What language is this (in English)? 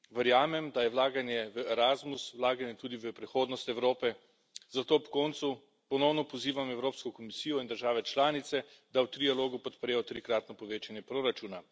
Slovenian